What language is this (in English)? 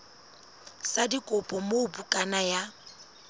Southern Sotho